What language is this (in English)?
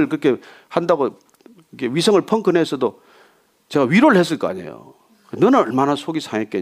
Korean